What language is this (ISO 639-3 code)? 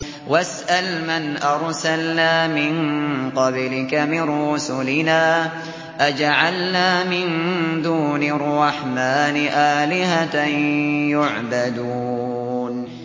ara